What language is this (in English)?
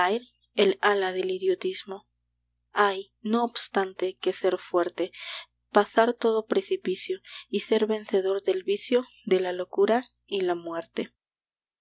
Spanish